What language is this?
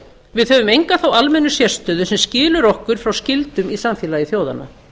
Icelandic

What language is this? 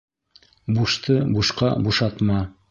Bashkir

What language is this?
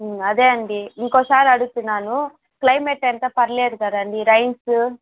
Telugu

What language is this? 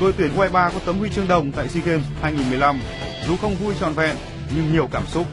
Vietnamese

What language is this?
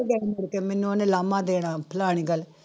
Punjabi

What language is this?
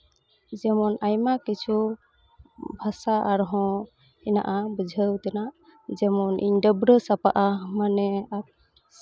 Santali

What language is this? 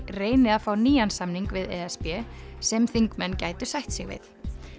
Icelandic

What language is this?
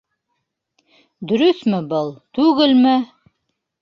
Bashkir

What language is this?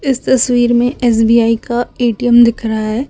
Hindi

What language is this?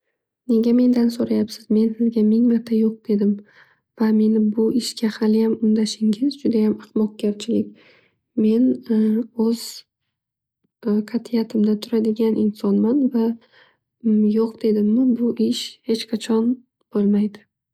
Uzbek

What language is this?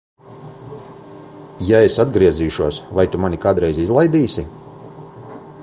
Latvian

